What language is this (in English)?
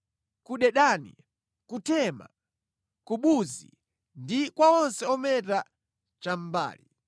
Nyanja